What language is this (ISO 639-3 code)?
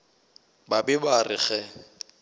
nso